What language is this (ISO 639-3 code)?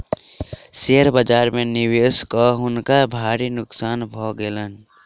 mai